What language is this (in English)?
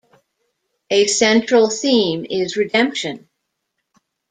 English